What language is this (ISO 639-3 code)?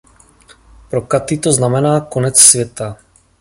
ces